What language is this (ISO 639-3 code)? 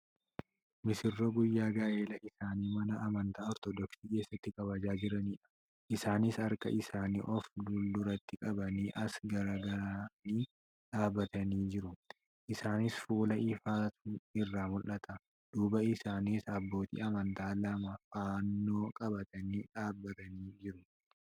orm